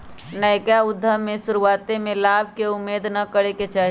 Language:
Magahi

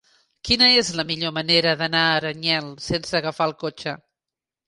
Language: Catalan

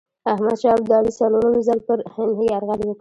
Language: Pashto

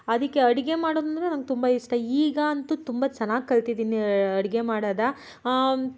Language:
Kannada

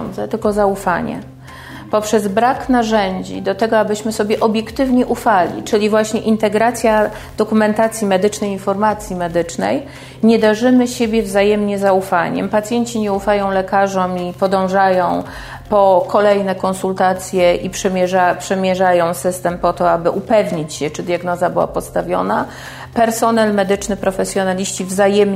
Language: Polish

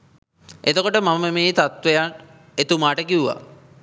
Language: Sinhala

